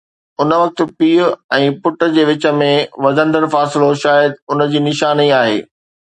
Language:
Sindhi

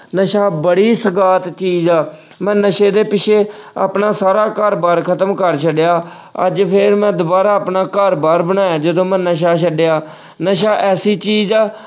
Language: Punjabi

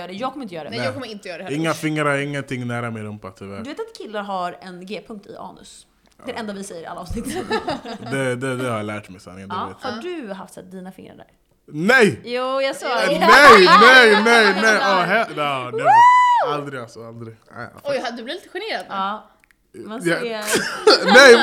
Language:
Swedish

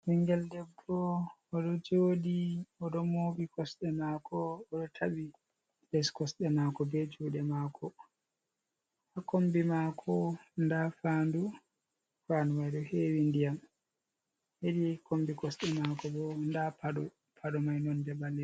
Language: Fula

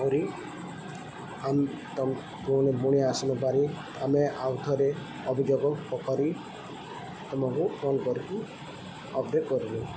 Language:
Odia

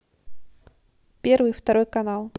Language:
Russian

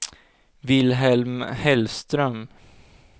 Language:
Swedish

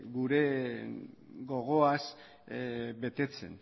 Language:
Basque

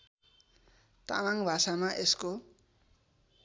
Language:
Nepali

